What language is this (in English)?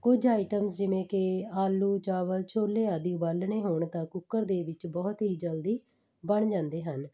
Punjabi